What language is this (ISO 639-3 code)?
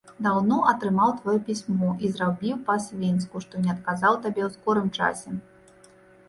bel